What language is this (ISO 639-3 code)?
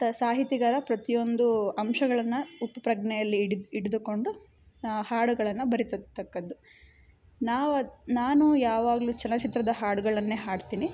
kan